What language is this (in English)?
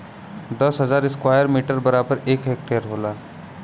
Bhojpuri